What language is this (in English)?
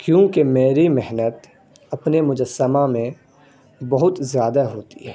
Urdu